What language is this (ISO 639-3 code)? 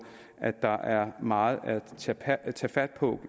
dan